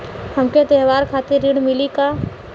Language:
Bhojpuri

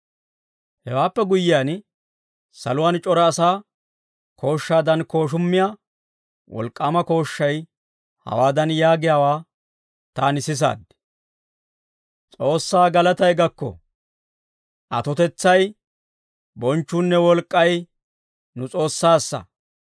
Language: Dawro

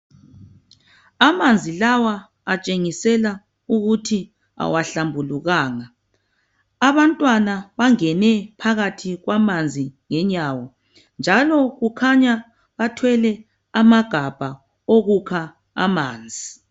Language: North Ndebele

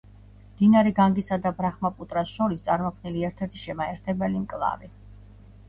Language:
Georgian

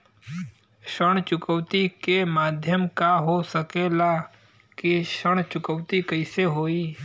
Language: Bhojpuri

